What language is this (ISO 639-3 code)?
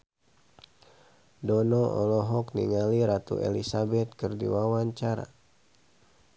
sun